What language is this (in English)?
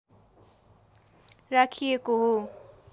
Nepali